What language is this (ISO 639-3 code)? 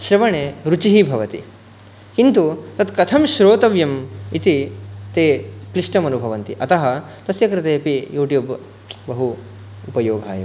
san